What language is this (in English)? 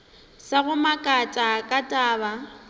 Northern Sotho